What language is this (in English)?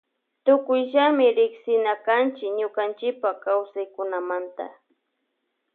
Loja Highland Quichua